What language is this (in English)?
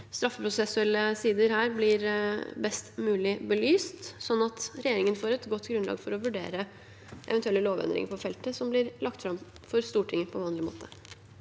Norwegian